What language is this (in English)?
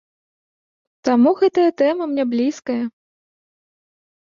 Belarusian